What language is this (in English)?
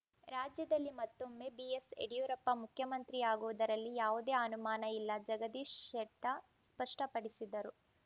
Kannada